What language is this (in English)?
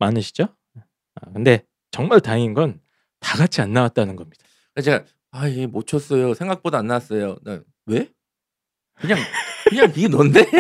Korean